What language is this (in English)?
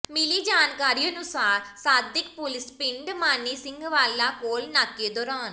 Punjabi